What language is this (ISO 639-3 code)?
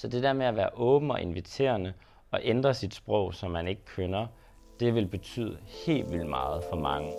dan